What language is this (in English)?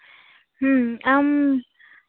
Santali